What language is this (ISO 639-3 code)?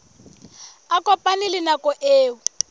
sot